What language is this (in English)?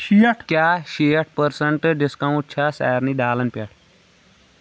Kashmiri